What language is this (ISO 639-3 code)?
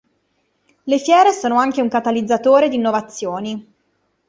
ita